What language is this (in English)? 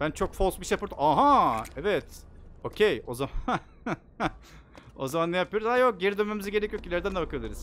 Turkish